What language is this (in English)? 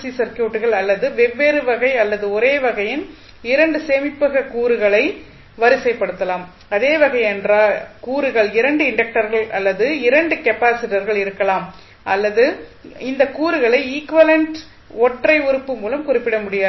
Tamil